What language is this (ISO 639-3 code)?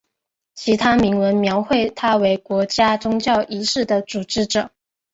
zho